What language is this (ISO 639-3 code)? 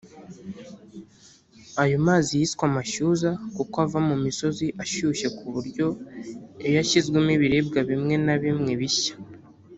kin